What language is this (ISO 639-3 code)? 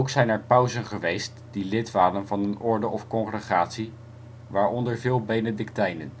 nld